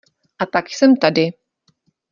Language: Czech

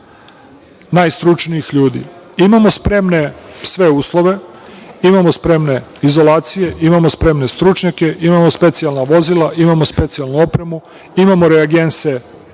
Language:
Serbian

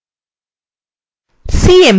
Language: Bangla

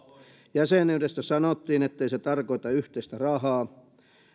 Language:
Finnish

